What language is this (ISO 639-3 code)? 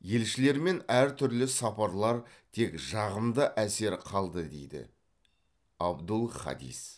kaz